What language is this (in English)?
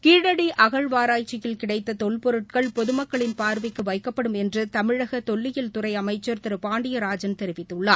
Tamil